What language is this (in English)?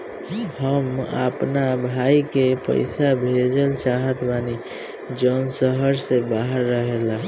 Bhojpuri